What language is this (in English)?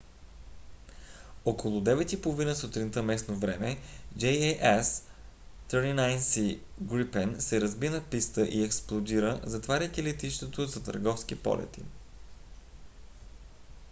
Bulgarian